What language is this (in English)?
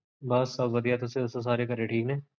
Punjabi